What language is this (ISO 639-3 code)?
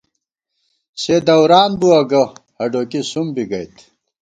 gwt